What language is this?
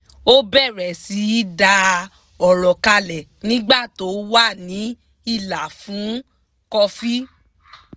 Yoruba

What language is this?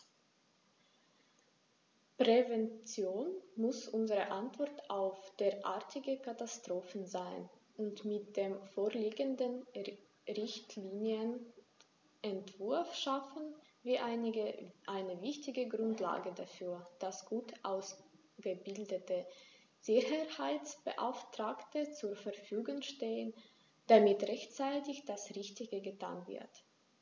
German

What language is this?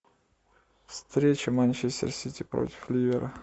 Russian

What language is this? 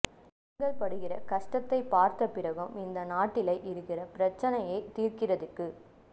Tamil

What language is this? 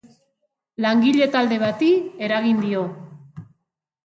Basque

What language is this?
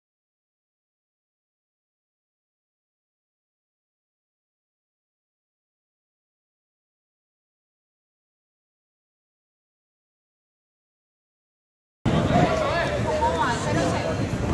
Spanish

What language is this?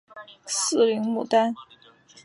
Chinese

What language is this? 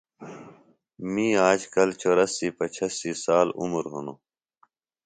Phalura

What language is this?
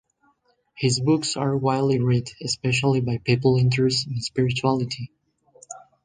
English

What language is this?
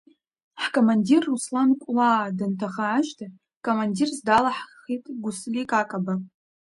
Abkhazian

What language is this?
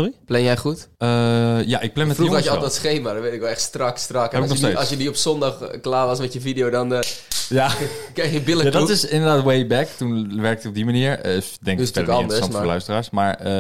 Dutch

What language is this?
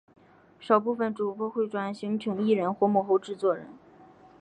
Chinese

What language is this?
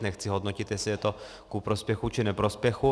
Czech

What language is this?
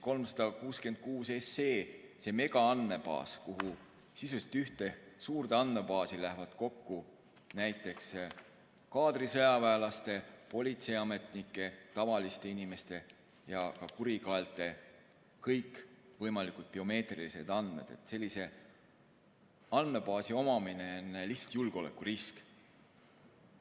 Estonian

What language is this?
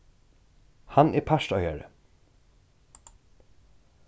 Faroese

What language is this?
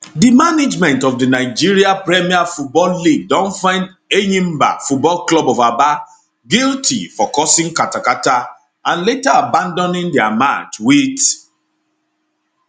Nigerian Pidgin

